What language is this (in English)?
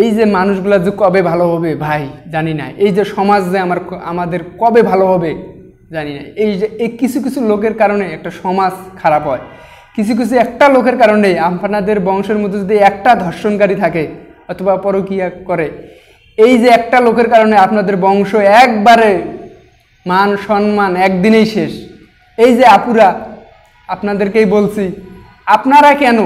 Arabic